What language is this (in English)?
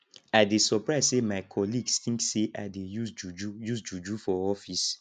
Nigerian Pidgin